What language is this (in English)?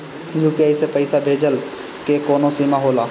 Bhojpuri